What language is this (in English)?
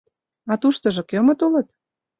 Mari